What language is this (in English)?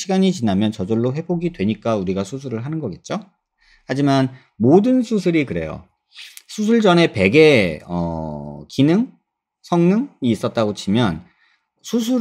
Korean